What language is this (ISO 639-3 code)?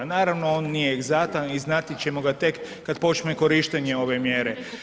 hrv